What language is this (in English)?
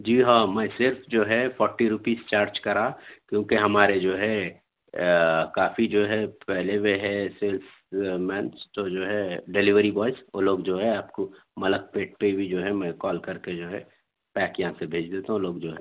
Urdu